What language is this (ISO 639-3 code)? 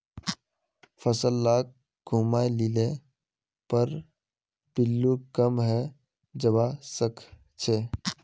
mag